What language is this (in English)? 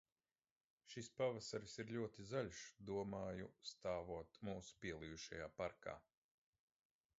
Latvian